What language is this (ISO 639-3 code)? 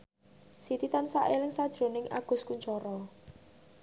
jav